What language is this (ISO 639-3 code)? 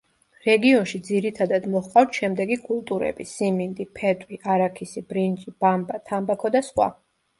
kat